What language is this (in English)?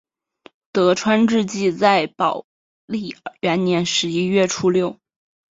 Chinese